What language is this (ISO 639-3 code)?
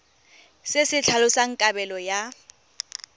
tsn